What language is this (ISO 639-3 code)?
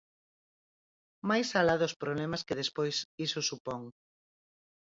glg